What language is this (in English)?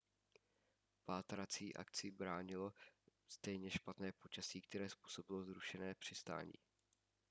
Czech